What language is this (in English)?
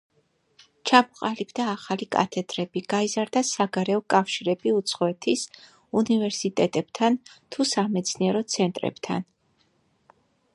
Georgian